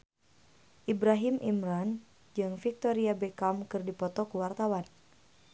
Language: Sundanese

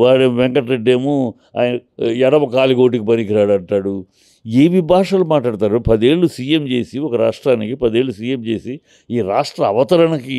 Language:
Telugu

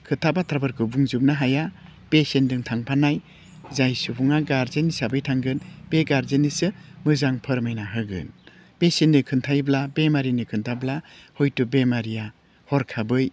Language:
Bodo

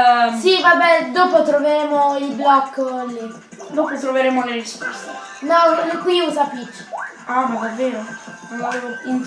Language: Italian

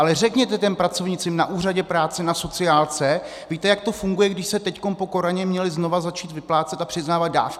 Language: Czech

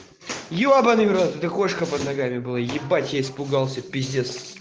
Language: Russian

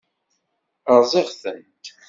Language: Kabyle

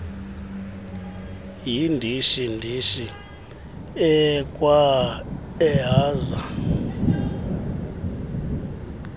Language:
Xhosa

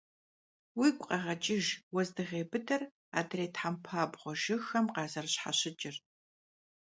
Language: Kabardian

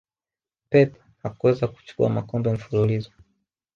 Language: Swahili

